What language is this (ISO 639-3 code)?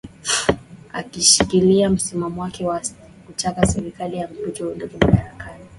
swa